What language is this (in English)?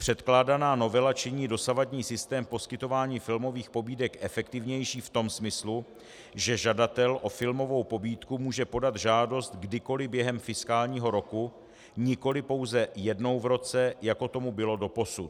Czech